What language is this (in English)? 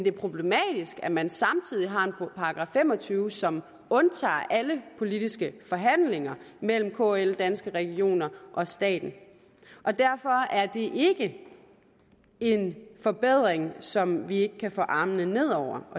Danish